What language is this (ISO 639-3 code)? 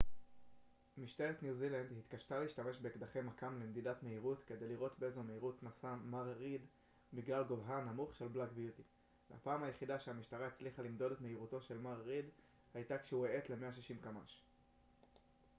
heb